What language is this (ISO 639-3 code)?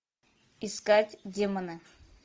rus